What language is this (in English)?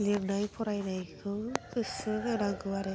Bodo